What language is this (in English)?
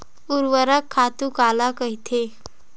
Chhattisgarhi